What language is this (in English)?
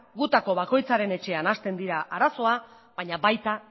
Basque